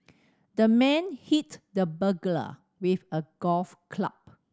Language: English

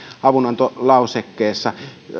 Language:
Finnish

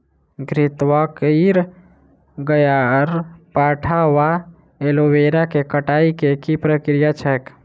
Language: Maithili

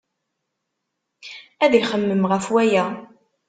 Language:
Kabyle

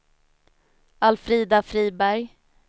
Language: Swedish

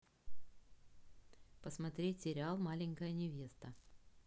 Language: Russian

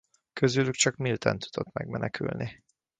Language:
Hungarian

